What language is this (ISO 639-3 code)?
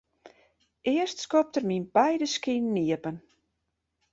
fry